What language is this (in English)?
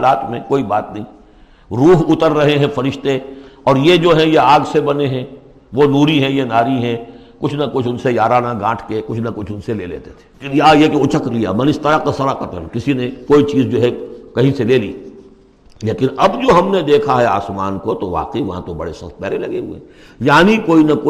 Urdu